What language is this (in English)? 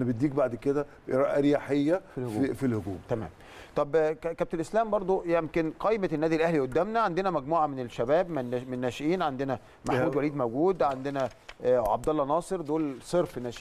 Arabic